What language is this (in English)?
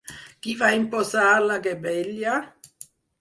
Catalan